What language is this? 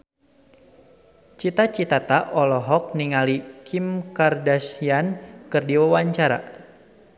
Sundanese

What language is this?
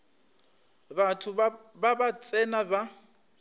Northern Sotho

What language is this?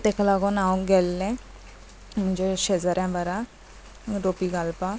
Konkani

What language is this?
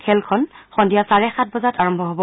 Assamese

